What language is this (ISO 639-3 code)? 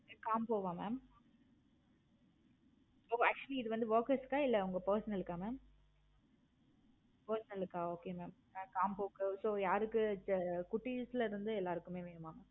tam